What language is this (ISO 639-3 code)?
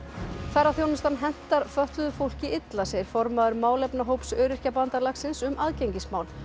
isl